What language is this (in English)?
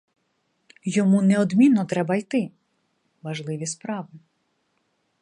Ukrainian